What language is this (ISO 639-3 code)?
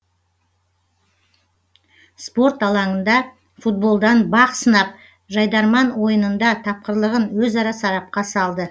kaz